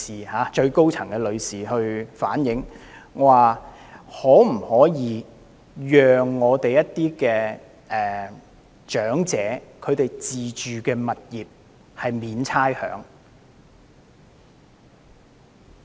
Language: Cantonese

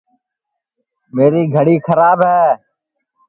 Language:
Sansi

